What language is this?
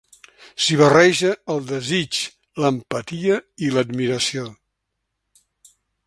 Catalan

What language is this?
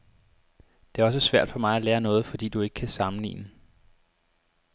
Danish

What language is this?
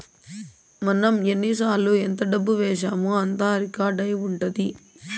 Telugu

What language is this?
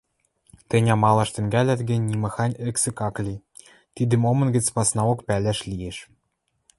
Western Mari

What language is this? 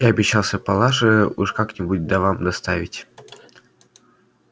Russian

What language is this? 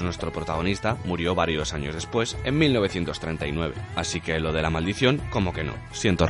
Spanish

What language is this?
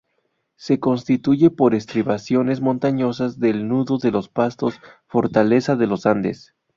Spanish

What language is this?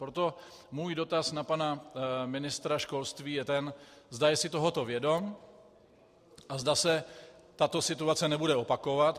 Czech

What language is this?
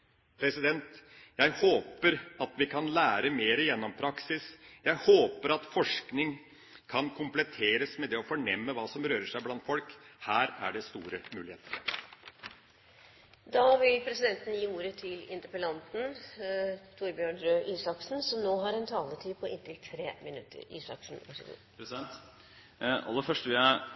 Norwegian Bokmål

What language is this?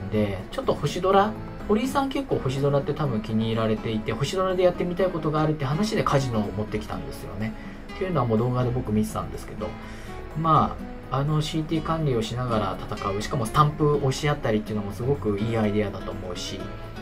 Japanese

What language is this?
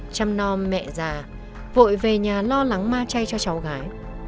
Vietnamese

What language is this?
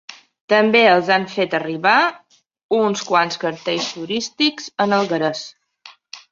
Catalan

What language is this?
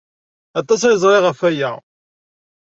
Kabyle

